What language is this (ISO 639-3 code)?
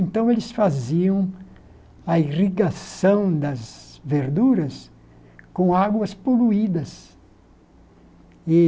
por